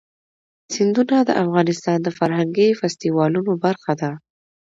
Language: Pashto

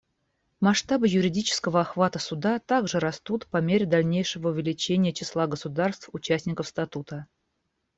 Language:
Russian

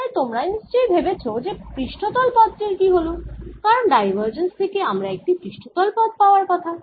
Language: Bangla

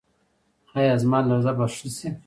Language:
Pashto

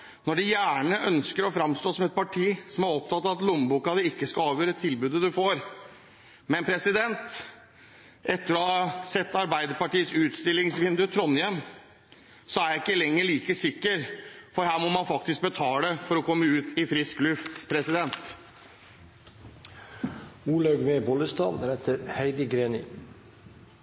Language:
Norwegian Bokmål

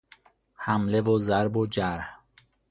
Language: Persian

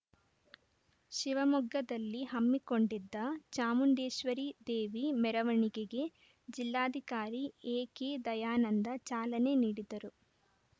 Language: Kannada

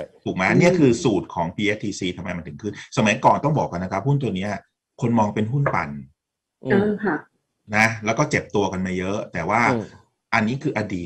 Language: Thai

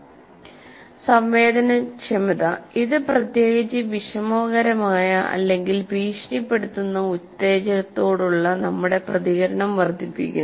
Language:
Malayalam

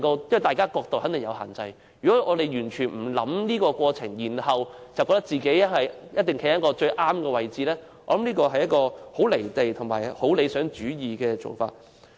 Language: Cantonese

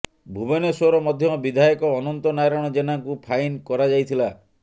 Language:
Odia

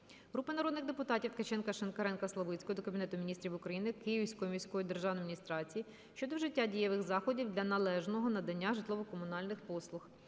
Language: Ukrainian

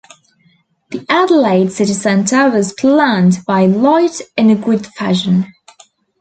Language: English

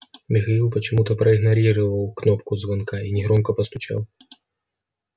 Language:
Russian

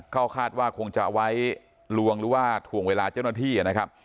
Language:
Thai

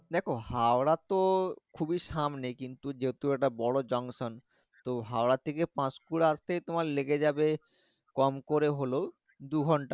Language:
Bangla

